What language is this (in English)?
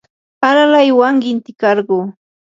Yanahuanca Pasco Quechua